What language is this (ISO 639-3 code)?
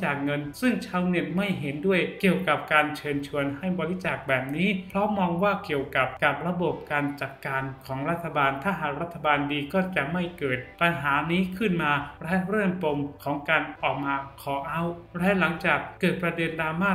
tha